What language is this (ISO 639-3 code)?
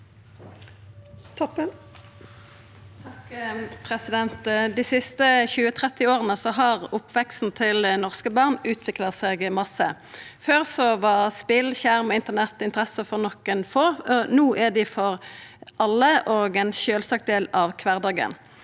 nor